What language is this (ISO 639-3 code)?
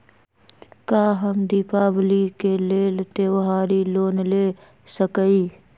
mag